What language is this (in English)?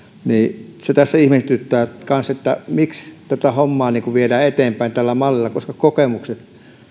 Finnish